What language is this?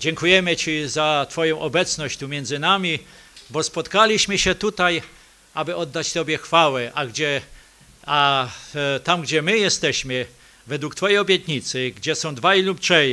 Polish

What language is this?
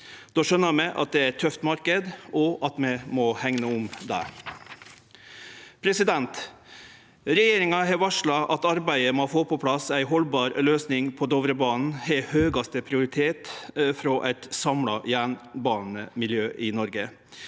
Norwegian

